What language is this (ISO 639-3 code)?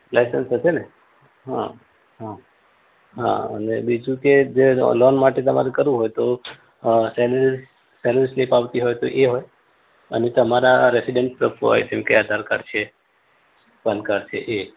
guj